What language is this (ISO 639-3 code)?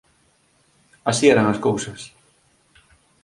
glg